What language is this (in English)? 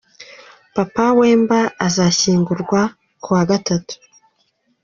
Kinyarwanda